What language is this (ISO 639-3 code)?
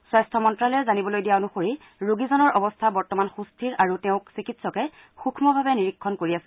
asm